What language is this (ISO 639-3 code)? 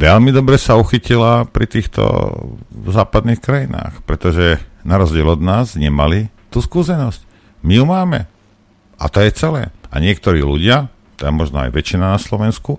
slk